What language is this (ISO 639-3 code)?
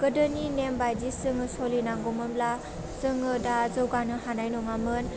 brx